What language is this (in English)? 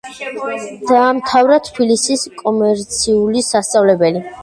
Georgian